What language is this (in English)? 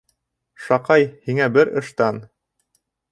Bashkir